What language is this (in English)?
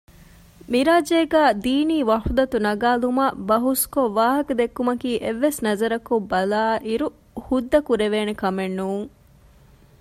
Divehi